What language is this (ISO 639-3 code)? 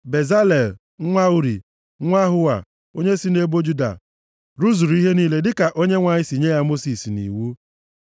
ibo